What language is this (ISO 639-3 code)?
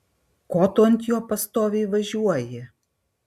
lit